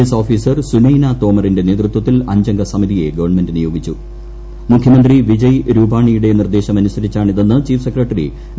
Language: Malayalam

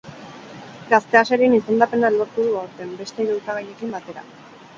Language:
Basque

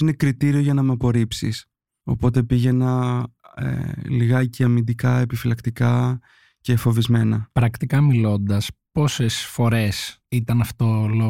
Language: Greek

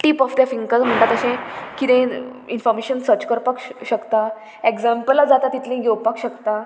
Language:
Konkani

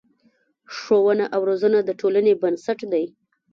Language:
Pashto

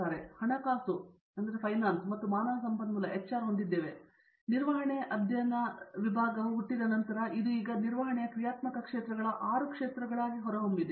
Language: Kannada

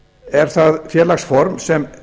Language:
Icelandic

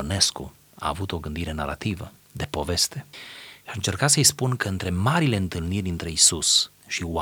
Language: Romanian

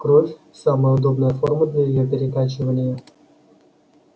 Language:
Russian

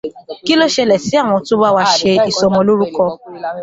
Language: Yoruba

